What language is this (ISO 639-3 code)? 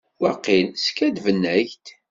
kab